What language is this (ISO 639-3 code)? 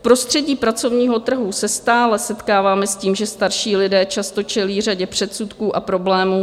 ces